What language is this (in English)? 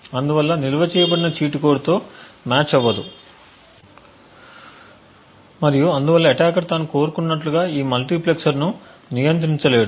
Telugu